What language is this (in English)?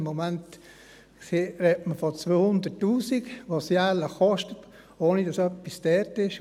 Swiss German